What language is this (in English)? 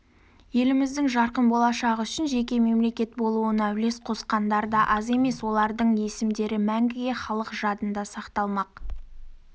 Kazakh